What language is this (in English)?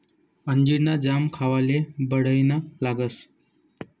Marathi